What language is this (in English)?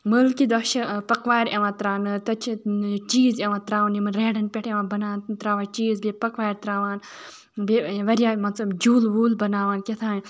Kashmiri